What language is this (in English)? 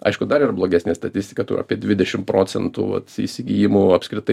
Lithuanian